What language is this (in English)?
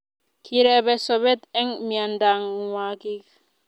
Kalenjin